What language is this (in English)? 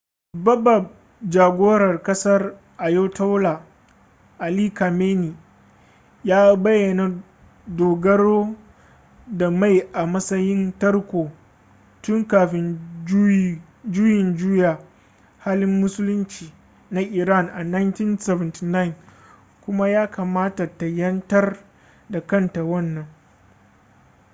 Hausa